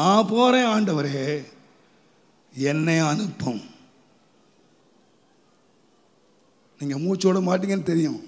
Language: Romanian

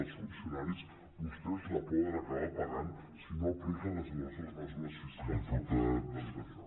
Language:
Catalan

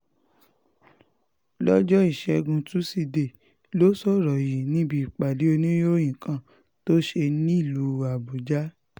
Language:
Yoruba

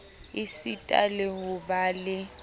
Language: Southern Sotho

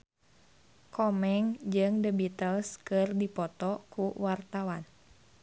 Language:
Sundanese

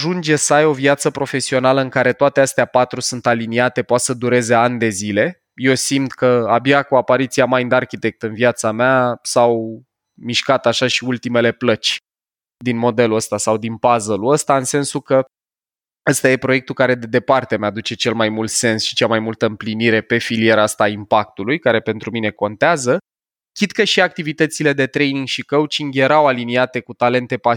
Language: Romanian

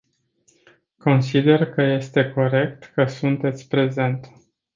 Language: Romanian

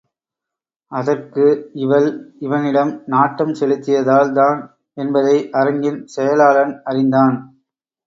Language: Tamil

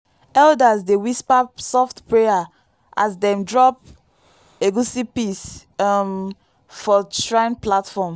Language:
Nigerian Pidgin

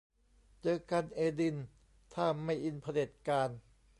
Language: Thai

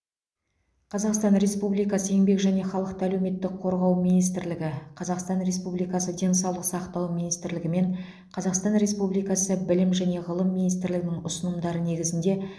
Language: Kazakh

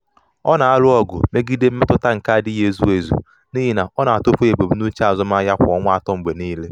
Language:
Igbo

